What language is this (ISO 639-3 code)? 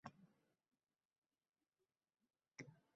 uzb